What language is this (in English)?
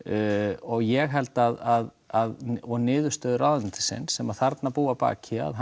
Icelandic